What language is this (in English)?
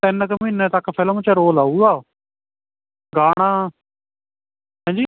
Punjabi